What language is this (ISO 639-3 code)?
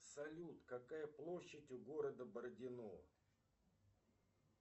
rus